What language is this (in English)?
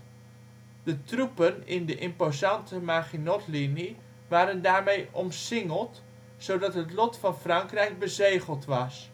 Dutch